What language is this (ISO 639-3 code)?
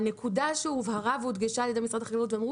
heb